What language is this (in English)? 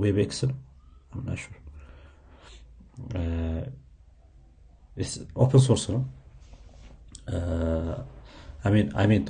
Amharic